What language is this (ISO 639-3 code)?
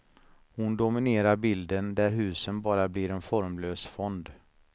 swe